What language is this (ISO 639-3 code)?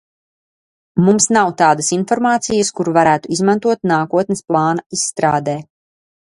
lav